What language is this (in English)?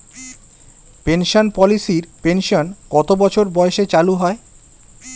Bangla